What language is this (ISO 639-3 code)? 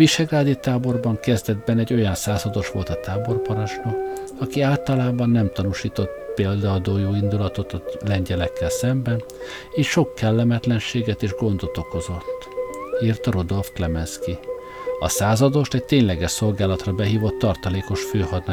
hun